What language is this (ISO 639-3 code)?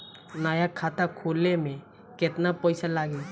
bho